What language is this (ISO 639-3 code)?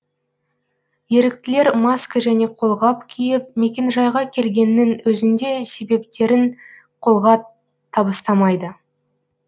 kaz